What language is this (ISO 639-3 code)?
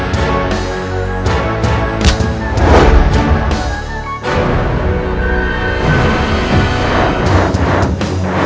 ind